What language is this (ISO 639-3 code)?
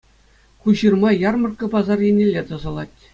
chv